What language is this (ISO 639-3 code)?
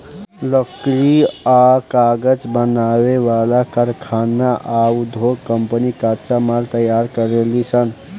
bho